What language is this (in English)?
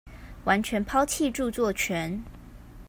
Chinese